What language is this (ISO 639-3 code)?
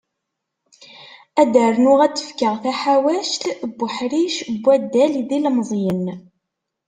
kab